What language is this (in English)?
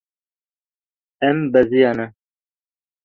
Kurdish